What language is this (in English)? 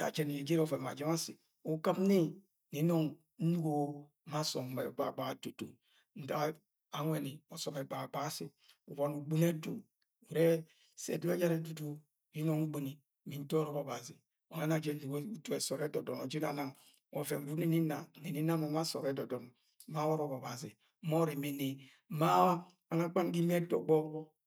Agwagwune